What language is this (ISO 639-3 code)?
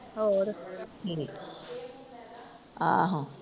pan